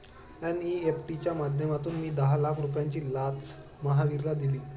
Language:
Marathi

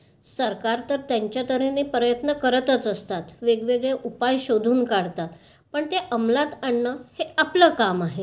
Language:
Marathi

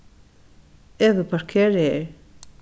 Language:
Faroese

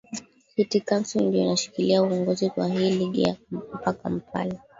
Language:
Swahili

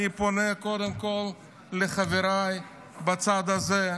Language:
Hebrew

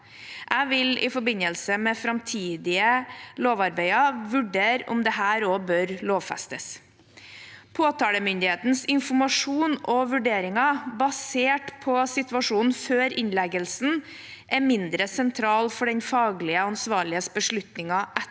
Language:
Norwegian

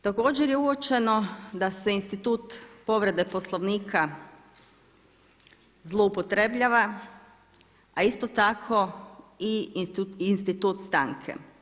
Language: Croatian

